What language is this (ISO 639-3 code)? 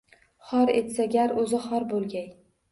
uzb